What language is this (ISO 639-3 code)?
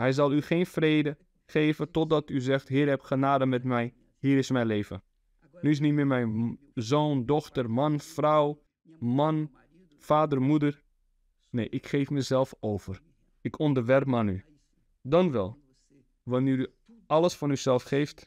nld